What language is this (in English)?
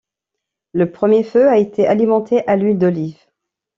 French